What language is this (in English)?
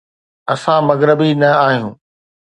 Sindhi